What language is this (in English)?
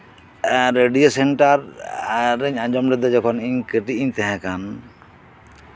Santali